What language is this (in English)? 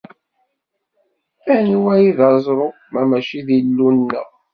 Kabyle